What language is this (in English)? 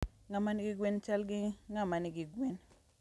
Luo (Kenya and Tanzania)